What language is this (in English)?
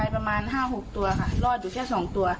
Thai